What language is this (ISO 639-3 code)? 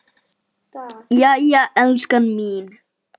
isl